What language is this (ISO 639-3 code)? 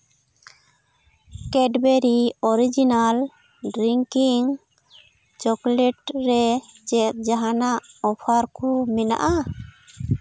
sat